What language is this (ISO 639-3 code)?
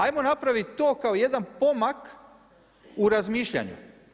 hrv